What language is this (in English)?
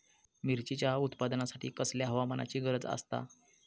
Marathi